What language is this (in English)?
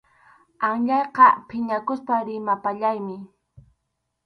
Arequipa-La Unión Quechua